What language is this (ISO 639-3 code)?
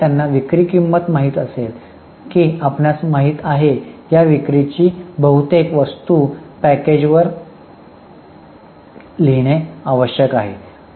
mar